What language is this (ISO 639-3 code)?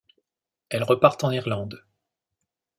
fra